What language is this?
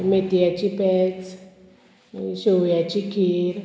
Konkani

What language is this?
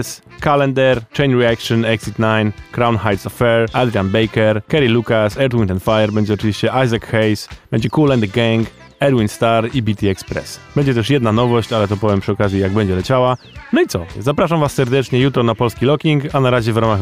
Polish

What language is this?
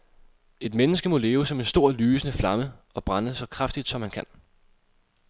Danish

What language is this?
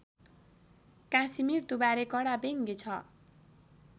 Nepali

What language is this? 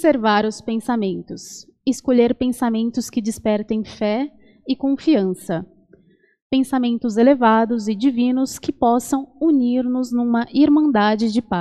Portuguese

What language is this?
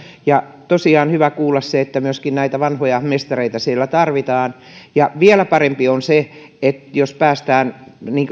Finnish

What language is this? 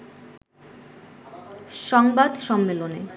Bangla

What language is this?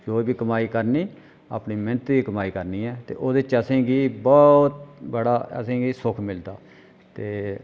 Dogri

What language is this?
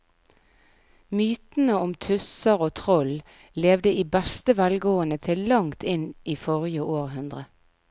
Norwegian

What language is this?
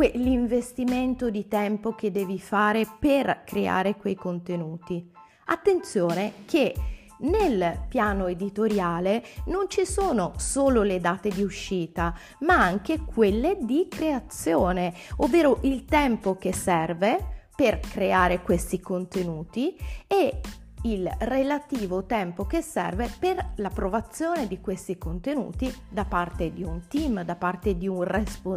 Italian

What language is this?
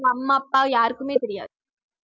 Tamil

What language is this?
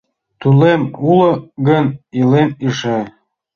Mari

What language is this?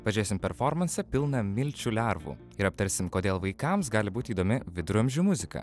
Lithuanian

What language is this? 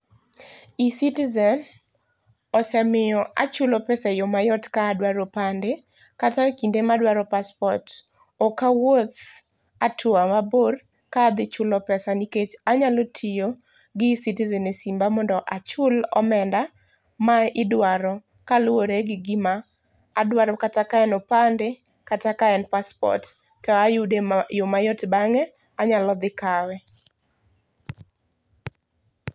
Luo (Kenya and Tanzania)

